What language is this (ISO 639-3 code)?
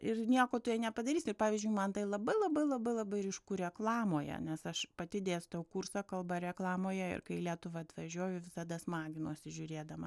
lit